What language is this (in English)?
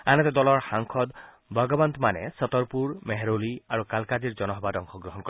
Assamese